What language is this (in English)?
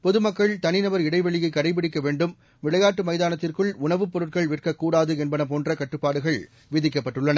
Tamil